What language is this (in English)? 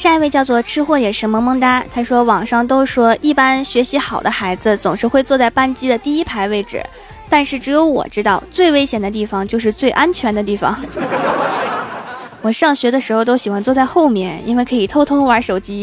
Chinese